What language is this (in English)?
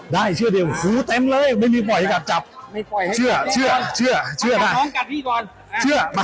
Thai